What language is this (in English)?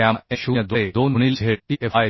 Marathi